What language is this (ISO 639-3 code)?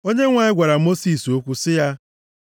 ibo